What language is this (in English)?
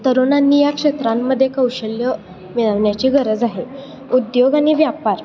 Marathi